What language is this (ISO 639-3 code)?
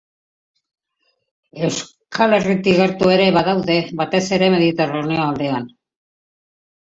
eus